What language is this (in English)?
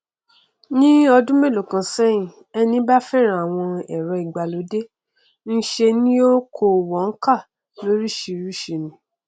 Yoruba